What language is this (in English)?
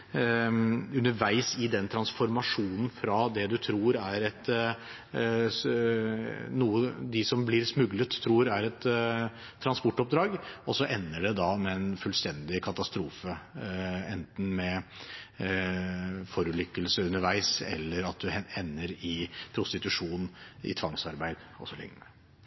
Norwegian Bokmål